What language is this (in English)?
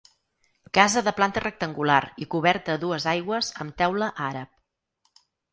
Catalan